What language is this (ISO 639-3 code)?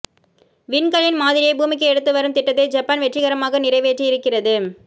tam